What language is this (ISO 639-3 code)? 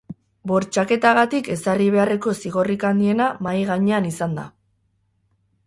eus